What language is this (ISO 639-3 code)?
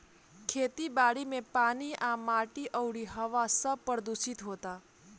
bho